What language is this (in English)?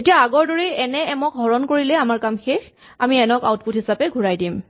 Assamese